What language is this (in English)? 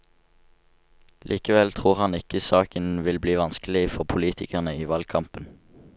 Norwegian